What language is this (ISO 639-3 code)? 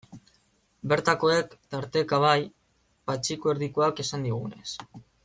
eus